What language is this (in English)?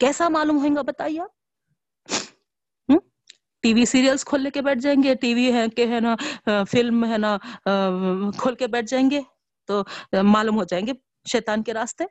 Urdu